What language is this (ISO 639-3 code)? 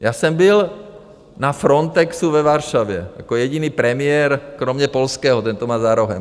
ces